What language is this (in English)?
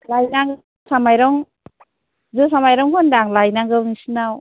Bodo